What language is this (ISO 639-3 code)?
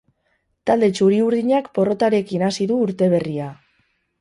eus